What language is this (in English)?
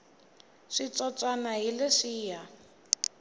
Tsonga